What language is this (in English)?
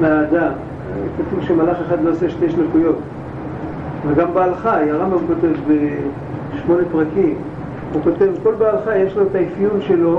Hebrew